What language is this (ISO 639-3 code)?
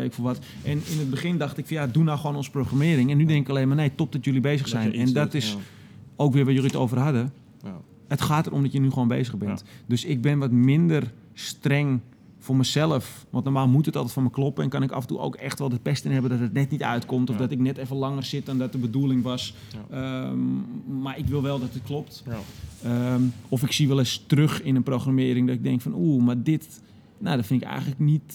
nld